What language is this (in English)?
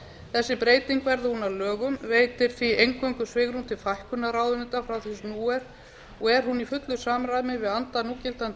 Icelandic